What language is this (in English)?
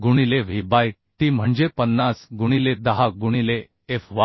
Marathi